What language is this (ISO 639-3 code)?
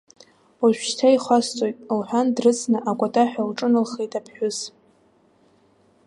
abk